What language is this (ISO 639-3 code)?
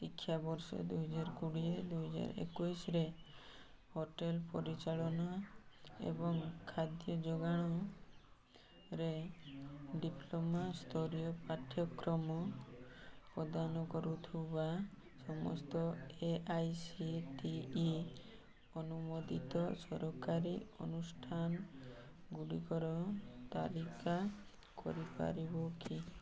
ori